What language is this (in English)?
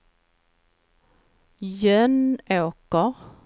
Swedish